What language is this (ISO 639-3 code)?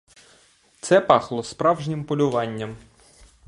ukr